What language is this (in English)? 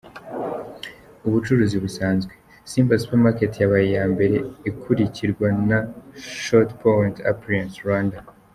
Kinyarwanda